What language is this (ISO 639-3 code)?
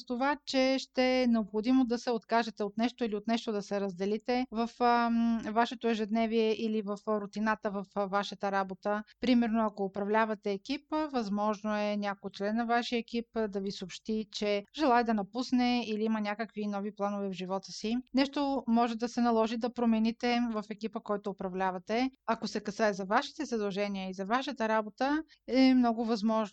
bul